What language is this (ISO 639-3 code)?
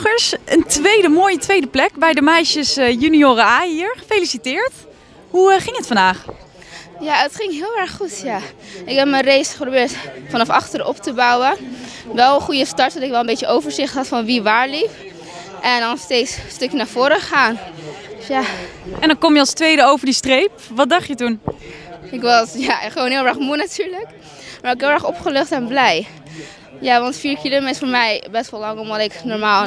nld